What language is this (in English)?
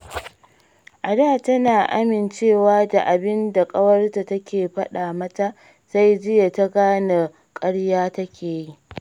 Hausa